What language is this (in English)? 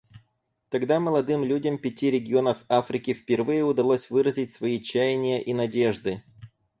Russian